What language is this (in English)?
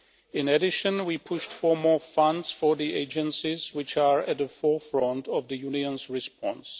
English